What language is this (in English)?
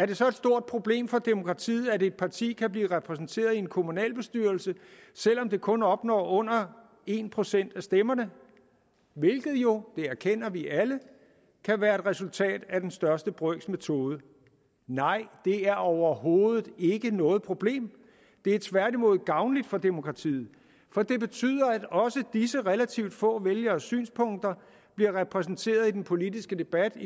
Danish